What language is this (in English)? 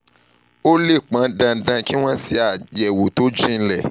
Yoruba